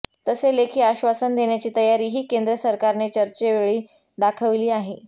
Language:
Marathi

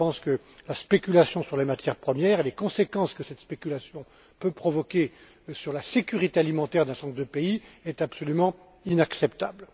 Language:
French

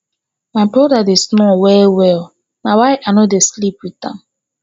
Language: Nigerian Pidgin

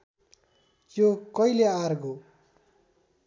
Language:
Nepali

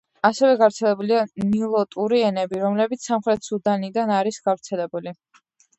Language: Georgian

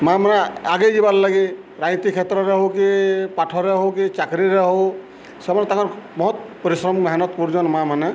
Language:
Odia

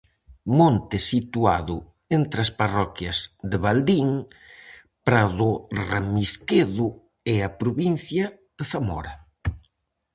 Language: Galician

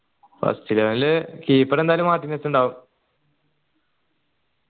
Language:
Malayalam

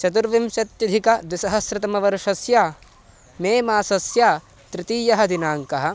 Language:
Sanskrit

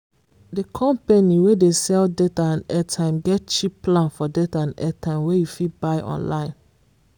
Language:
Nigerian Pidgin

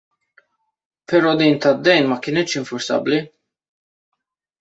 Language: Maltese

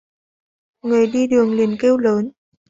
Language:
Vietnamese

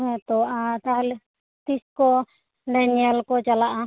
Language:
Santali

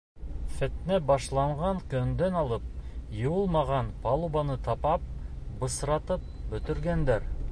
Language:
Bashkir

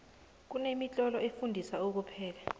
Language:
South Ndebele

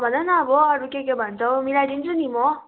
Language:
Nepali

